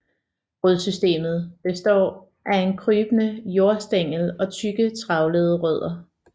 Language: Danish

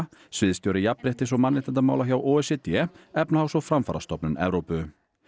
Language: Icelandic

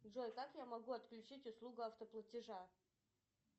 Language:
Russian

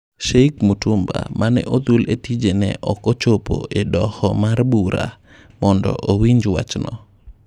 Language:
Luo (Kenya and Tanzania)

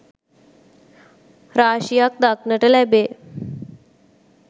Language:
Sinhala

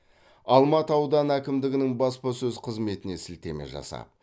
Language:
Kazakh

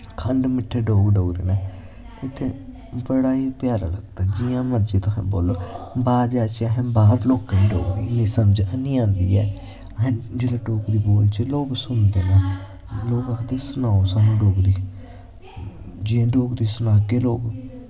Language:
Dogri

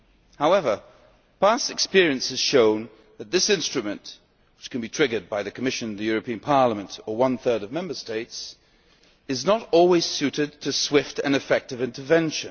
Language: English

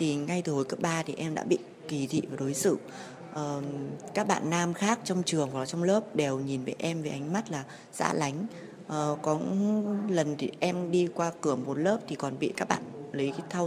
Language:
Vietnamese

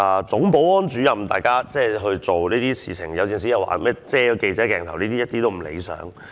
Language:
Cantonese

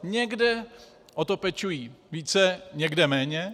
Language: Czech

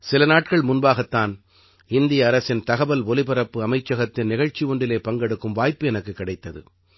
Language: Tamil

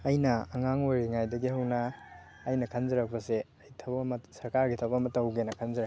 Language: Manipuri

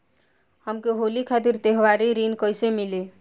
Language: Bhojpuri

